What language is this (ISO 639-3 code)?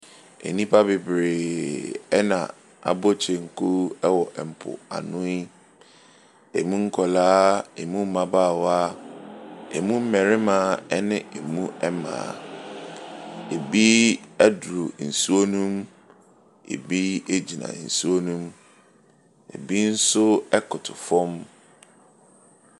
aka